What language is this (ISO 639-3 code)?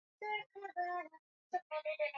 swa